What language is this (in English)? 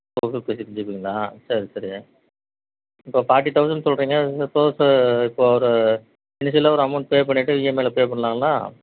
Tamil